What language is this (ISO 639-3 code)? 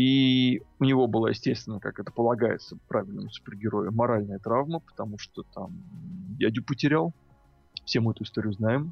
rus